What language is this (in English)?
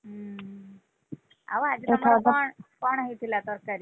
Odia